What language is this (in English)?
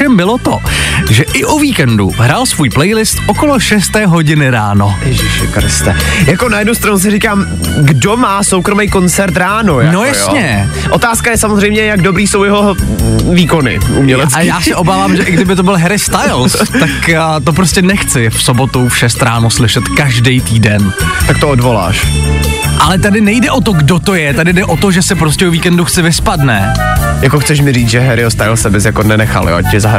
Czech